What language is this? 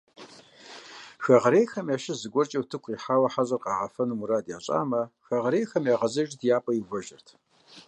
Kabardian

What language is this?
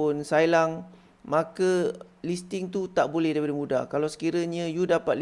Malay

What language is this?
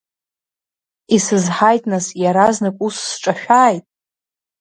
Abkhazian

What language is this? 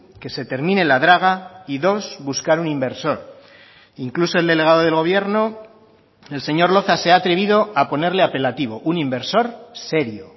Spanish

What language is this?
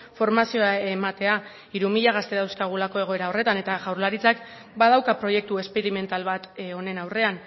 Basque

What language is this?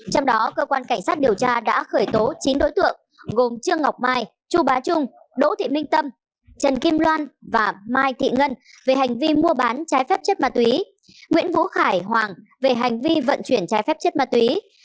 Vietnamese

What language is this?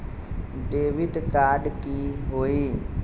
Magahi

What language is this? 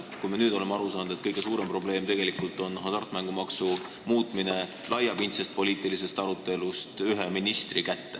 Estonian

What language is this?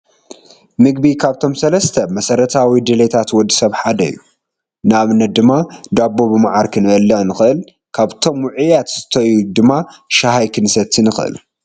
Tigrinya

